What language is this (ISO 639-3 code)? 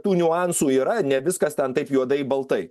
lit